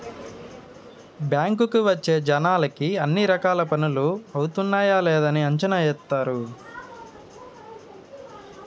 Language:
Telugu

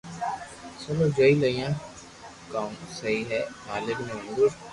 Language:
Loarki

